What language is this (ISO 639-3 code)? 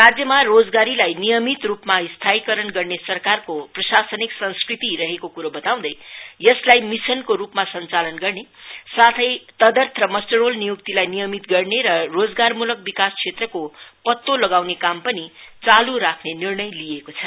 nep